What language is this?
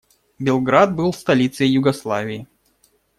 Russian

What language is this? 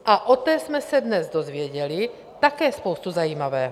Czech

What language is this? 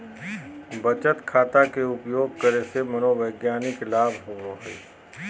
Magahi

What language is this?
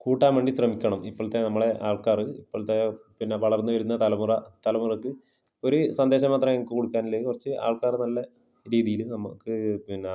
Malayalam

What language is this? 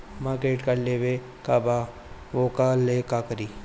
Bhojpuri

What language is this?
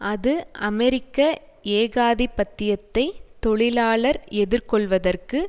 Tamil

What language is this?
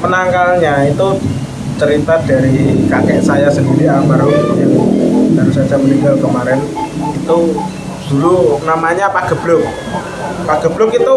Indonesian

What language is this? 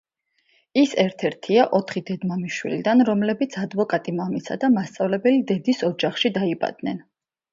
Georgian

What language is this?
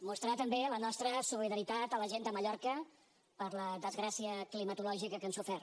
Catalan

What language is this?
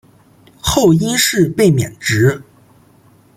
Chinese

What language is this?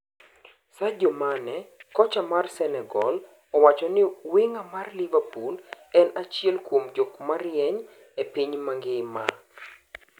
Luo (Kenya and Tanzania)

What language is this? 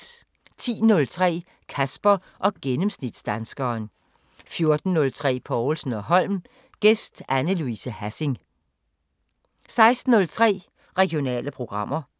Danish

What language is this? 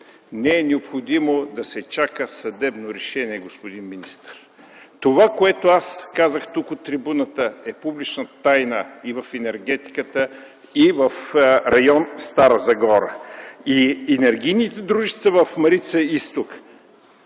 Bulgarian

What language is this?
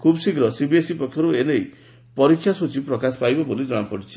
Odia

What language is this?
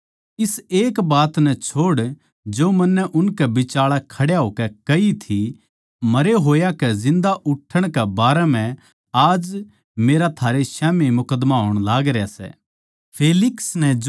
Haryanvi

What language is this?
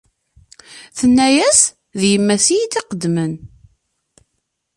Kabyle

